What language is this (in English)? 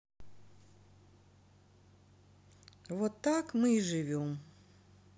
Russian